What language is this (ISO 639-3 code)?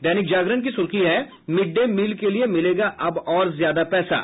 hin